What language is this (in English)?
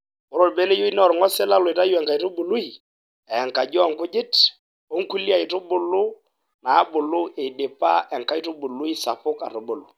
Masai